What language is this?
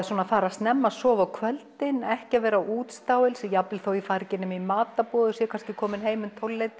Icelandic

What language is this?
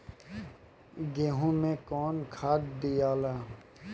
Bhojpuri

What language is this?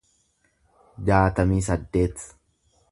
Oromo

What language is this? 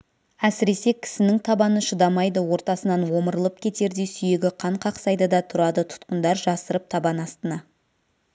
Kazakh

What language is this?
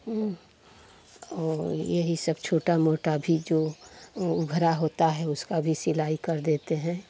Hindi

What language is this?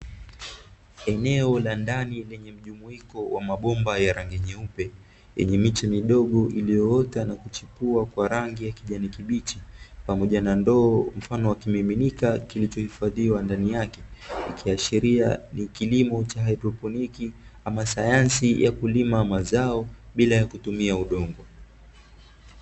Swahili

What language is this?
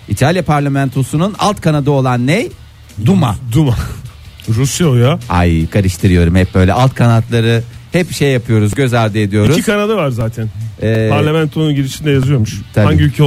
Turkish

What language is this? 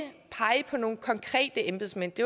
Danish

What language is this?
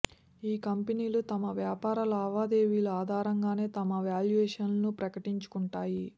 Telugu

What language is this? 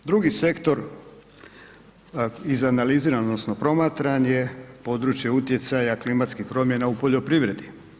Croatian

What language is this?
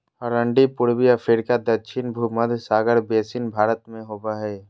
Magahi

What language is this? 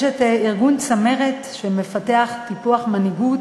Hebrew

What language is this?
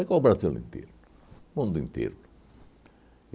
Portuguese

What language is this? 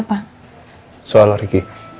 Indonesian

